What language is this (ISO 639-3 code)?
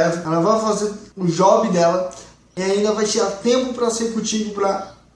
por